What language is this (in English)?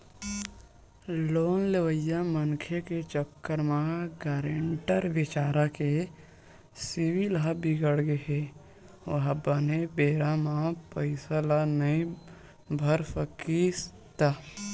Chhattisgarhi